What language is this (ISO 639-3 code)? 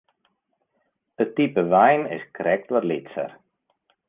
fry